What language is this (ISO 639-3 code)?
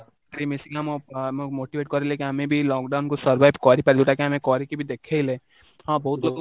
ori